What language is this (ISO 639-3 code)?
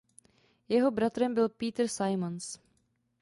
ces